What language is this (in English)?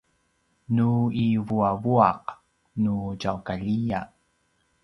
Paiwan